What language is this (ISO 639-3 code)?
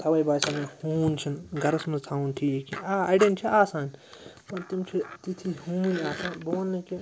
kas